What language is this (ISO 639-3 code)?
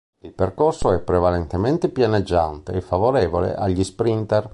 ita